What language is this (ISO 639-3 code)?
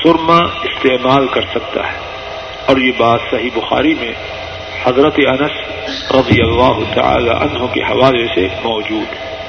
urd